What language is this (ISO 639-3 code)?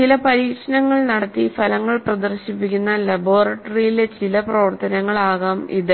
mal